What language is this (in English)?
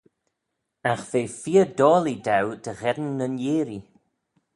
Manx